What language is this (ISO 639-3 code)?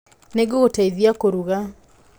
kik